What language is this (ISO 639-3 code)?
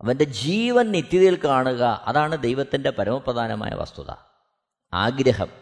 mal